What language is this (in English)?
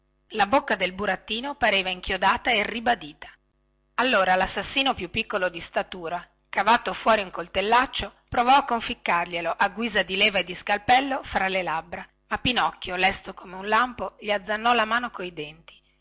Italian